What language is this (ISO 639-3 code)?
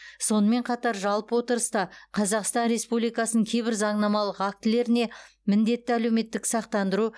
kaz